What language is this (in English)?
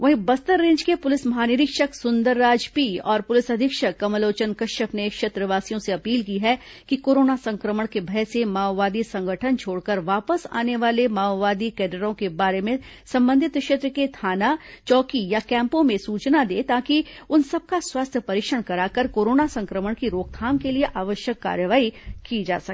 Hindi